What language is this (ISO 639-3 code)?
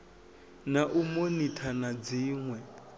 ven